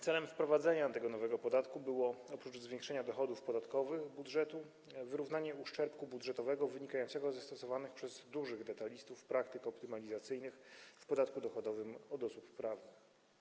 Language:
Polish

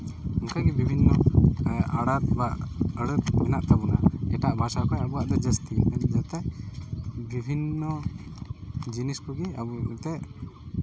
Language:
Santali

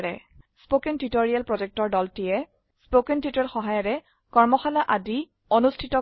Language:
Assamese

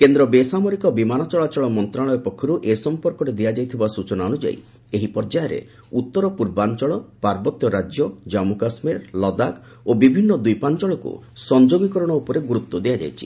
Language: Odia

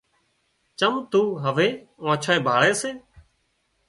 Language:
Wadiyara Koli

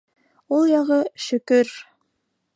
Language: Bashkir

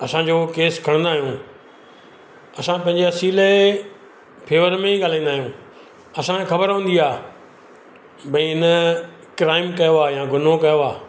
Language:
Sindhi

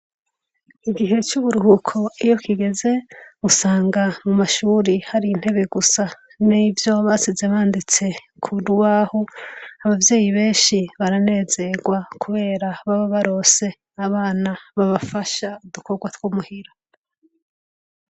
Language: Rundi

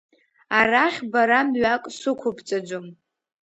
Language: Abkhazian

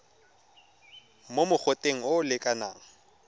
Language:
Tswana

